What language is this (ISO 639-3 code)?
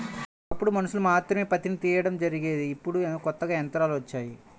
tel